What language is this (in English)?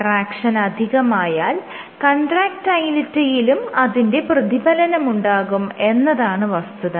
Malayalam